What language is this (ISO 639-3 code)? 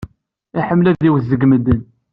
kab